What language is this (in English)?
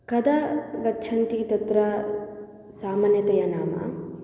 Sanskrit